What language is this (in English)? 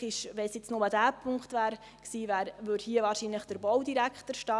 Swiss German